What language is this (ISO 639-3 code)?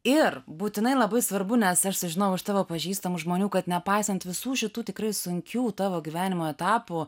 lit